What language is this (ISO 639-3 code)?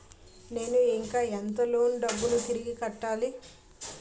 tel